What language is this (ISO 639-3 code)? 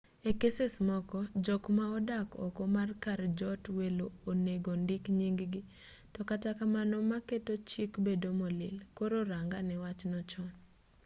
luo